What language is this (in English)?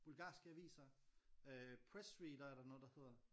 Danish